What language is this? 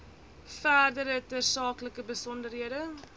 Afrikaans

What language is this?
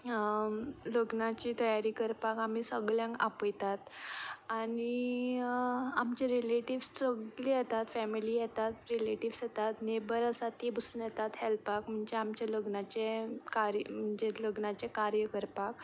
Konkani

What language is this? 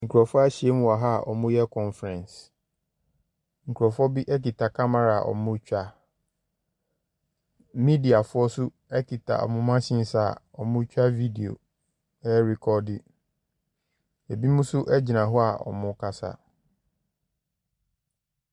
Akan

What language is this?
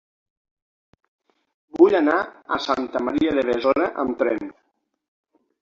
Catalan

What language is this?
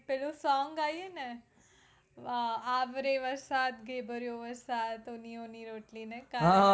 Gujarati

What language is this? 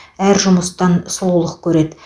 Kazakh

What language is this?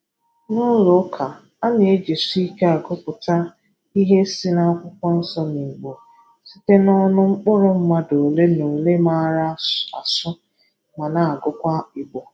Igbo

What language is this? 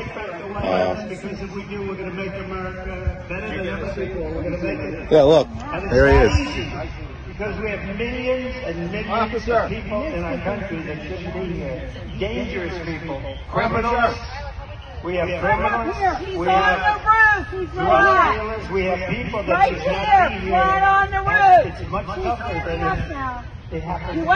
Ukrainian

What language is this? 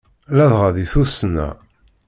Kabyle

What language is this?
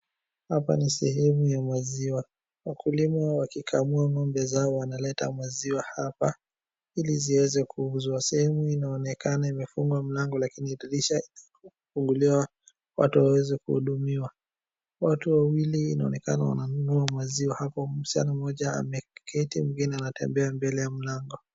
Swahili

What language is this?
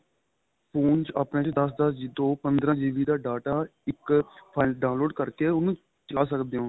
Punjabi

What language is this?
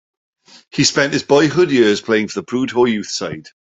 English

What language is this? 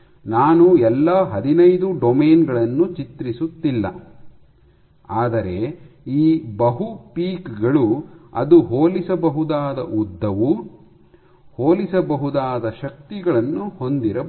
Kannada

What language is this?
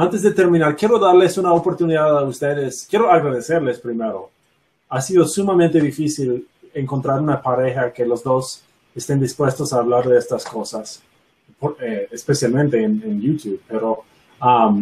Spanish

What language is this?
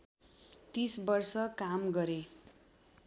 Nepali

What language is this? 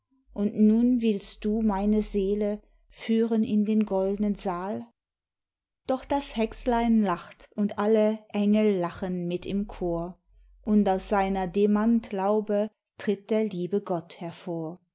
German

